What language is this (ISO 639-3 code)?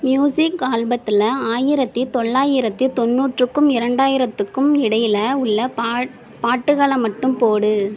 tam